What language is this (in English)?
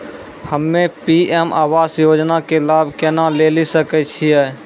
Maithili